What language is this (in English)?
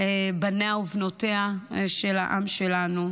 Hebrew